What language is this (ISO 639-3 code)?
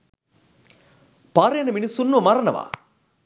sin